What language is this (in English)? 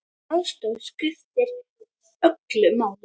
Icelandic